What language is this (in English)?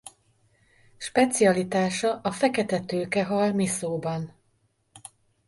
Hungarian